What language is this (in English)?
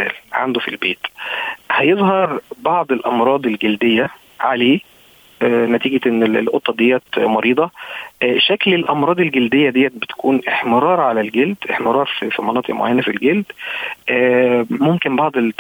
Arabic